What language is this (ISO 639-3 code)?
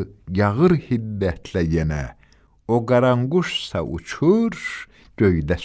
tur